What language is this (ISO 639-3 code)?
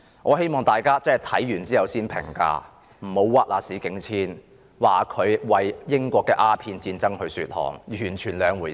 yue